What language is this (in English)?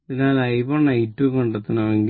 Malayalam